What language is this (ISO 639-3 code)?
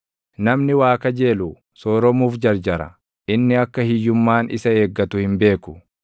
orm